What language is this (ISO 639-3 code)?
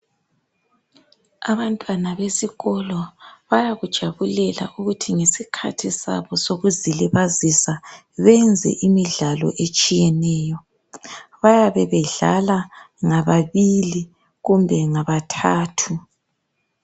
nde